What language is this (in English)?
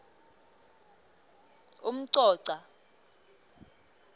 Swati